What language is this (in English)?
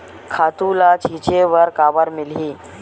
Chhattisgarhi